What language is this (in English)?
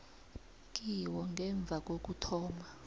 South Ndebele